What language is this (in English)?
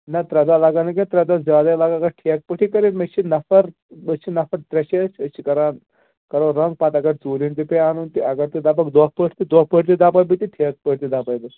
Kashmiri